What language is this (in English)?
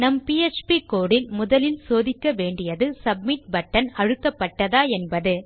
Tamil